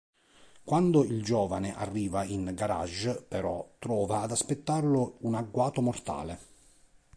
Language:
Italian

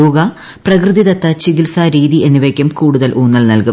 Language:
Malayalam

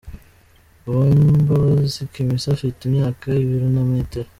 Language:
Kinyarwanda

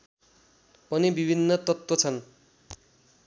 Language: Nepali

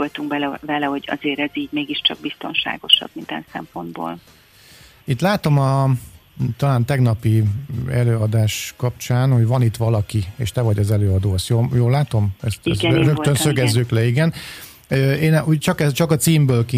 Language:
Hungarian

